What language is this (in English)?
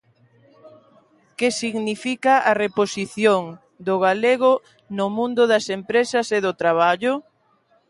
Galician